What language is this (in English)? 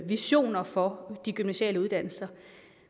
Danish